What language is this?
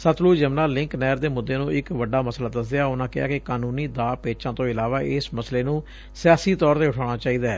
Punjabi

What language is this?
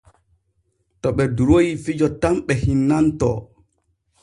Borgu Fulfulde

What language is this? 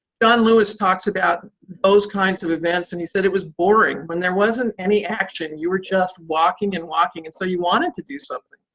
English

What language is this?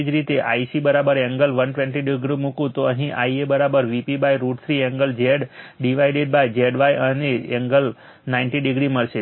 Gujarati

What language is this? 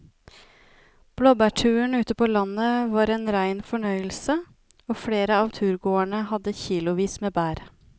Norwegian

